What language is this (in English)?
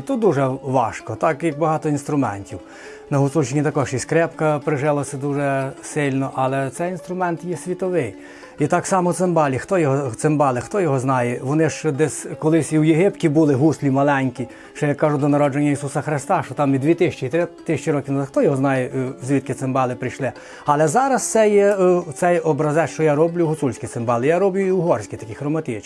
Ukrainian